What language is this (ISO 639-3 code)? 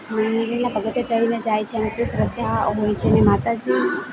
guj